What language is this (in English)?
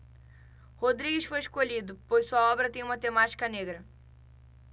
Portuguese